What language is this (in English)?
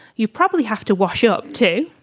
English